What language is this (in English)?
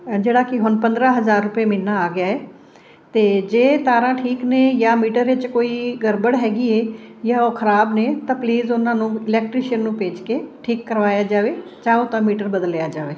Punjabi